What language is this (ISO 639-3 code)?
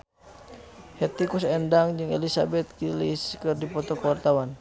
sun